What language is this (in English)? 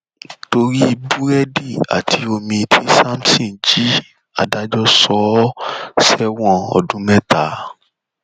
Yoruba